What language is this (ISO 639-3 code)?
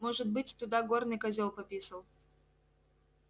rus